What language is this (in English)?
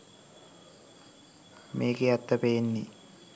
Sinhala